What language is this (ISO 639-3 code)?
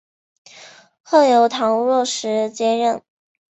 zho